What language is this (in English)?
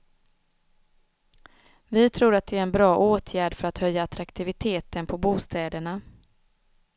Swedish